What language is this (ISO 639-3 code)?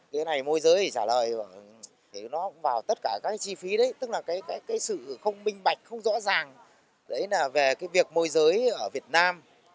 vie